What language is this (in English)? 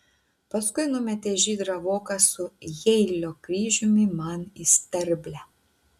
Lithuanian